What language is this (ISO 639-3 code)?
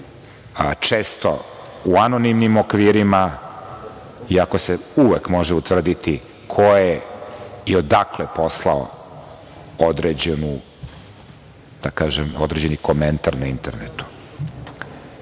srp